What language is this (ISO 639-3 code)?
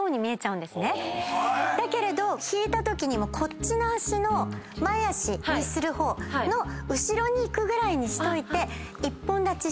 jpn